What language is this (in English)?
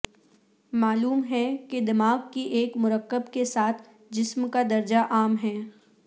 Urdu